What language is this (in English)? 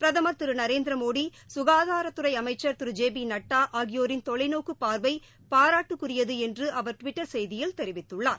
Tamil